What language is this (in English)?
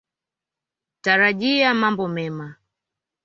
Swahili